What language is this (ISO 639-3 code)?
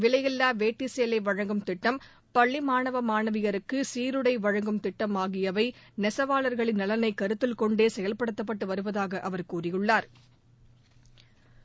tam